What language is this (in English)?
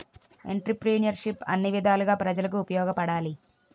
Telugu